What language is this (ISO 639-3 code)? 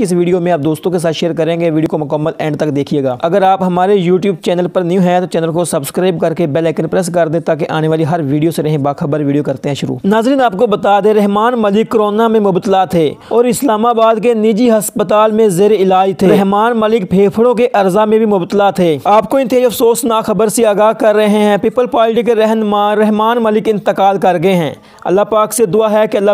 hin